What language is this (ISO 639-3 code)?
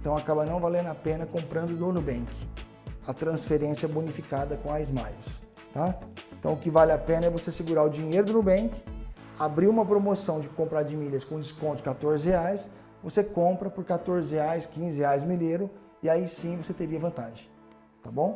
por